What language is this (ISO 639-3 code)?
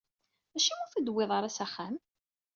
kab